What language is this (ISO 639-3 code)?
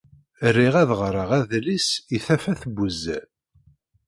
kab